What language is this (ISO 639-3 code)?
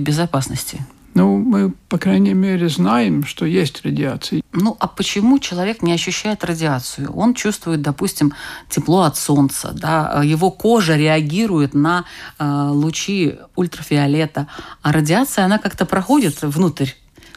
rus